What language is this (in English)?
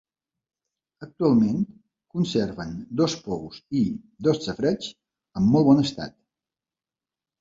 Catalan